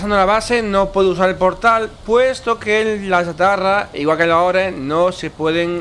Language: Spanish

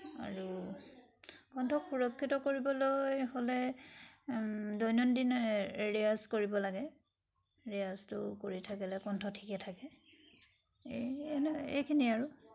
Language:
Assamese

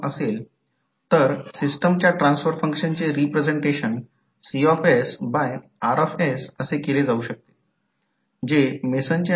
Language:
Marathi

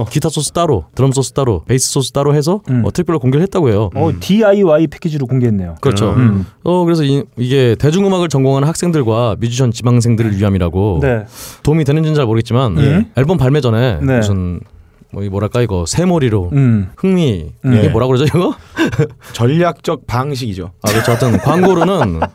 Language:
Korean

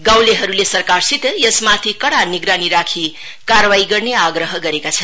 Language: Nepali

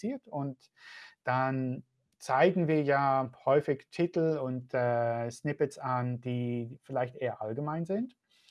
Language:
German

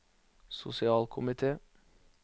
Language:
Norwegian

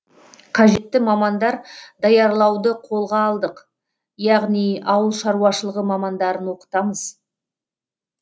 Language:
Kazakh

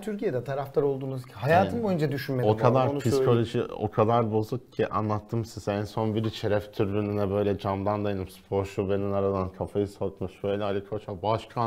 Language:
Turkish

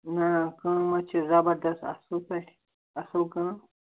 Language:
Kashmiri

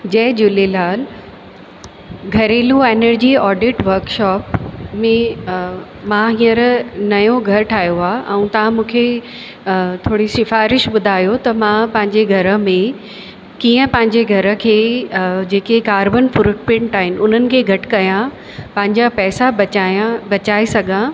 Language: Sindhi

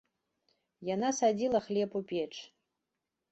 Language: Belarusian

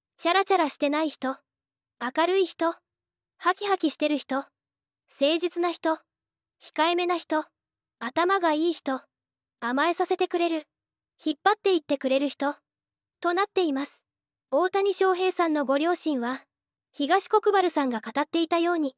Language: Japanese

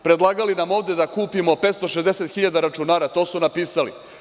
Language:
Serbian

